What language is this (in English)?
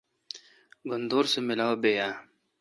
Kalkoti